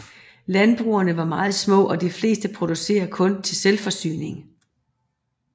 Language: Danish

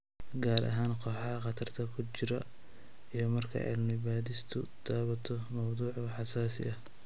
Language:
Somali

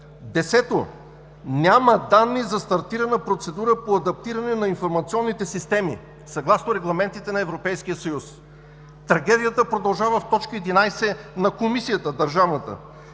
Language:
Bulgarian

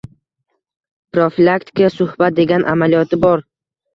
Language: Uzbek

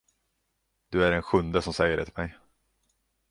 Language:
Swedish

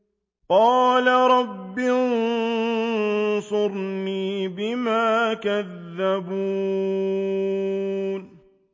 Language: Arabic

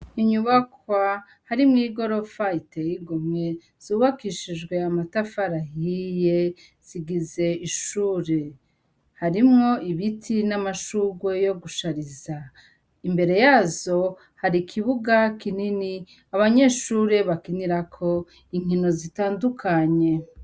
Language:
Rundi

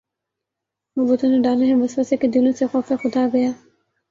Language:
Urdu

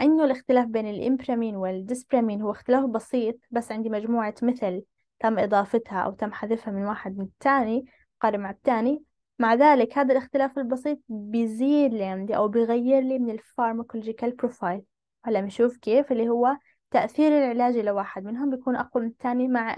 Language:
Arabic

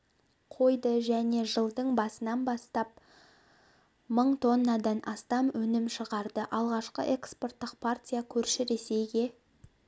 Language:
Kazakh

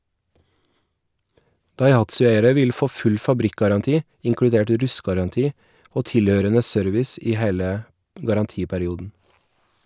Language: Norwegian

